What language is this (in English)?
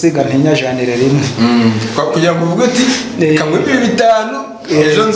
Romanian